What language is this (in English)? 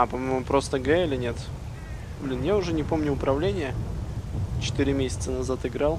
Russian